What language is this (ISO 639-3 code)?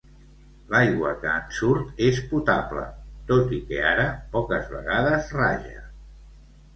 cat